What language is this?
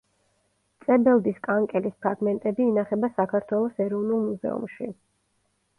Georgian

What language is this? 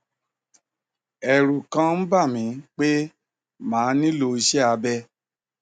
Yoruba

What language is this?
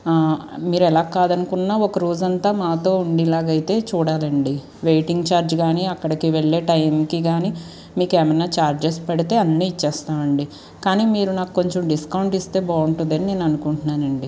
Telugu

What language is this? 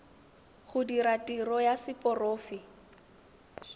Tswana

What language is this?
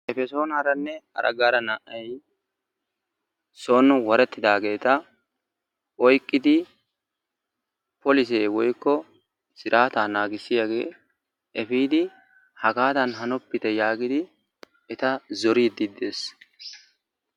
Wolaytta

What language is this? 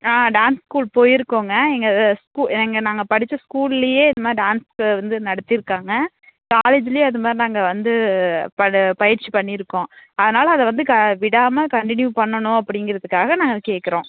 Tamil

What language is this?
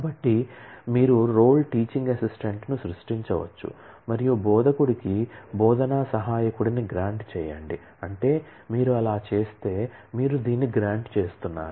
Telugu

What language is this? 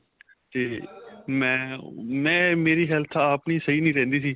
Punjabi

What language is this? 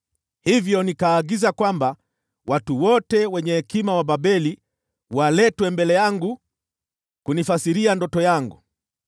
Swahili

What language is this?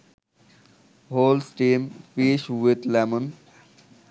Bangla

